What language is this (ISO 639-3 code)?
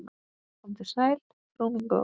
isl